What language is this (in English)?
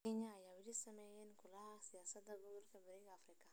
Somali